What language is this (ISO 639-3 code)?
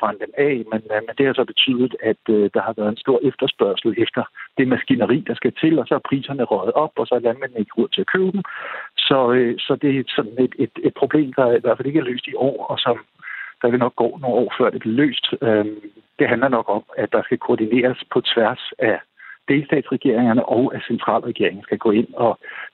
dan